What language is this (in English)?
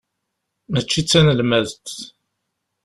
Kabyle